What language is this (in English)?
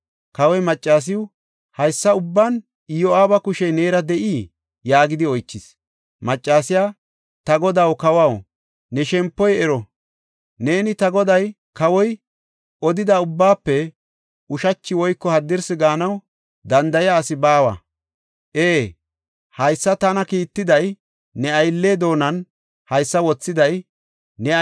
Gofa